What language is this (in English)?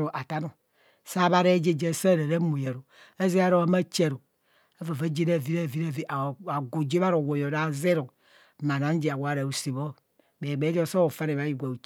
Kohumono